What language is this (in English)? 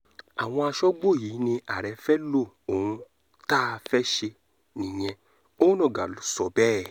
Yoruba